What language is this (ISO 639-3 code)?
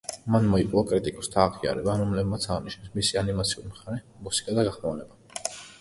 kat